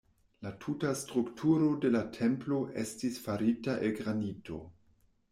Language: Esperanto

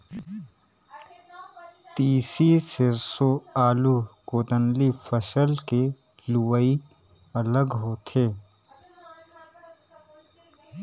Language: Chhattisgarhi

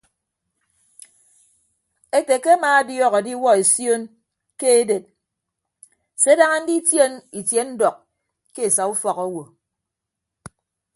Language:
Ibibio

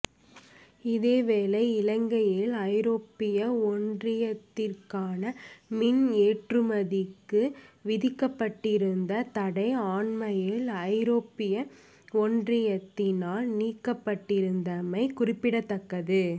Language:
Tamil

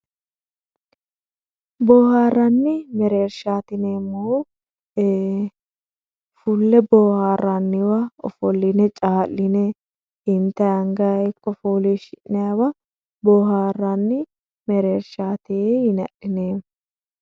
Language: Sidamo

